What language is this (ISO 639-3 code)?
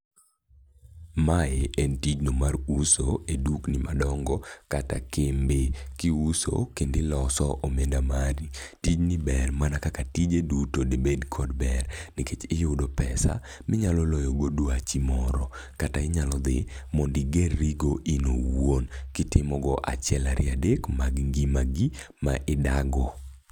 luo